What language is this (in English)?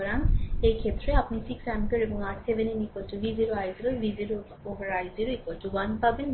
Bangla